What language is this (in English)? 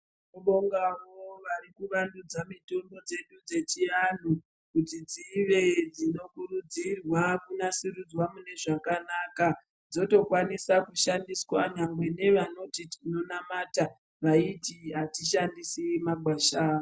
Ndau